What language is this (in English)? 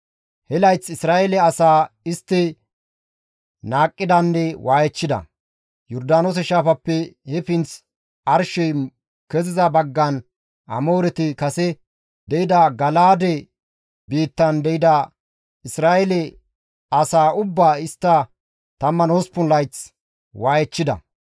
Gamo